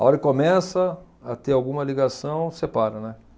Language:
Portuguese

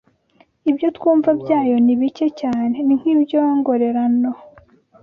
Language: Kinyarwanda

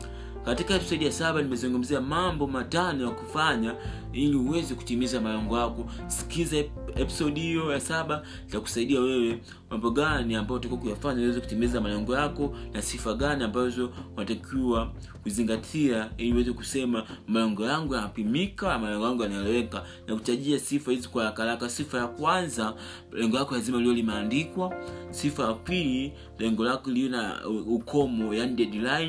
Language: Swahili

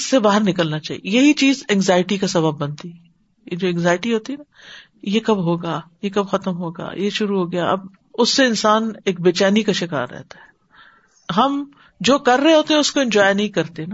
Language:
Urdu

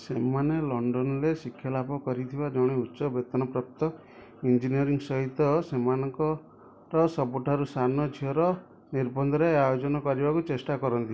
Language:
Odia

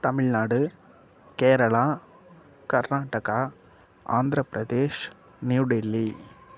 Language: Tamil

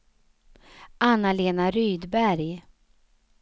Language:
Swedish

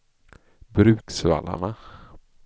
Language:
Swedish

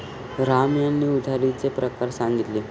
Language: Marathi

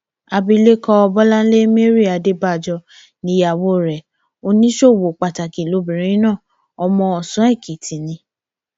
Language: Yoruba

